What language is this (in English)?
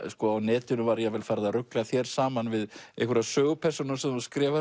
Icelandic